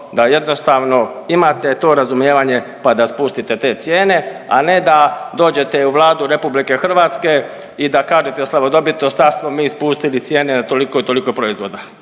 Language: Croatian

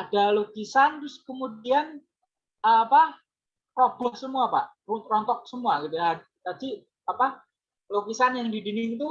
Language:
Indonesian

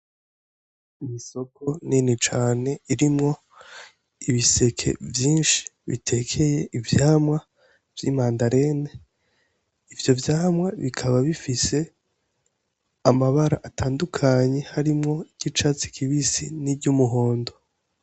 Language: Rundi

